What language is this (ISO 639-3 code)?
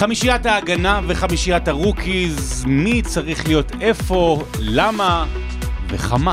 heb